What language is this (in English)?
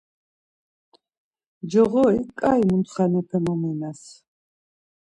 Laz